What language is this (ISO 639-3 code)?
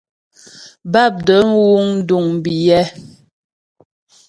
bbj